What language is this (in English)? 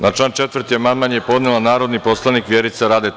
Serbian